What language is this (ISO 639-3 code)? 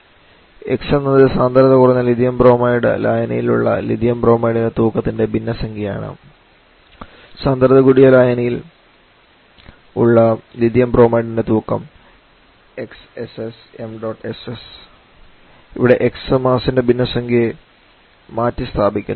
mal